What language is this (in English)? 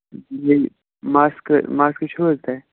Kashmiri